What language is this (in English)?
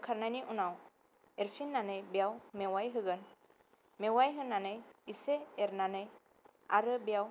Bodo